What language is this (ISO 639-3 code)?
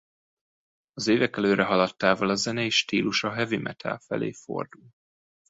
hun